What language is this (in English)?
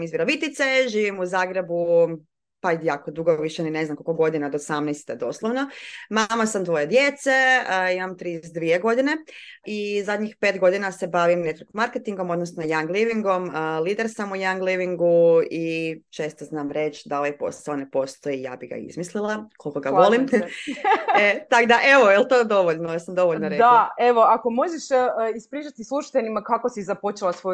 Croatian